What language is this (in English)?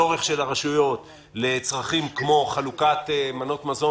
Hebrew